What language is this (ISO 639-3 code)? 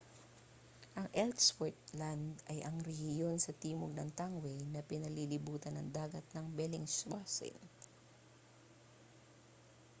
fil